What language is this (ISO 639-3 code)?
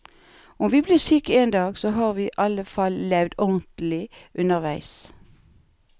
nor